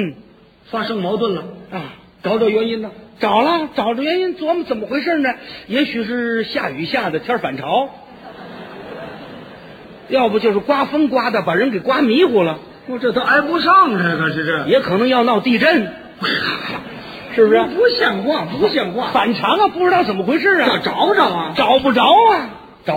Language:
Chinese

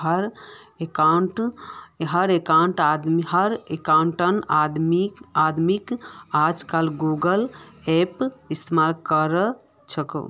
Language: Magahi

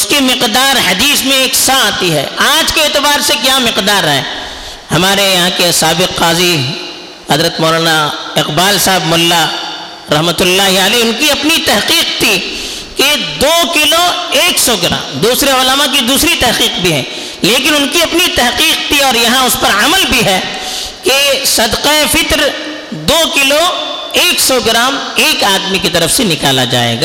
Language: Urdu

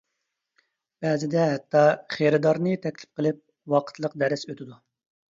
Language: Uyghur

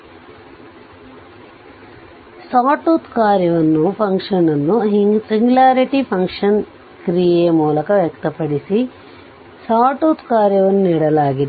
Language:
Kannada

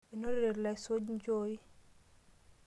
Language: Masai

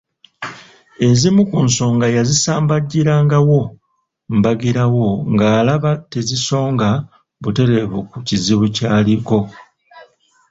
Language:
Ganda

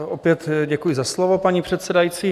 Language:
Czech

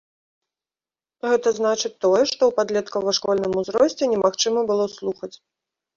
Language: Belarusian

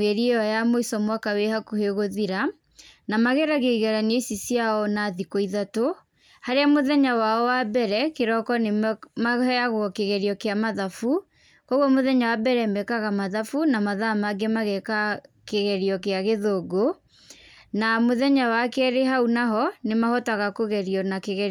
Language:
Kikuyu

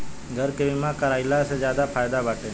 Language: Bhojpuri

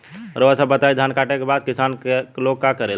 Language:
Bhojpuri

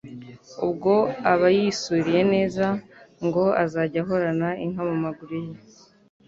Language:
Kinyarwanda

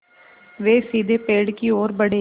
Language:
Hindi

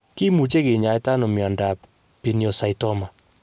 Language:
Kalenjin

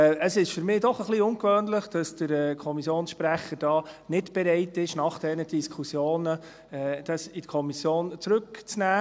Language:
Swiss German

